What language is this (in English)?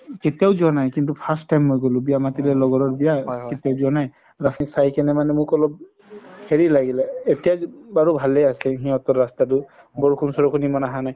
Assamese